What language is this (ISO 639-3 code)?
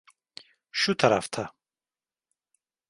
tur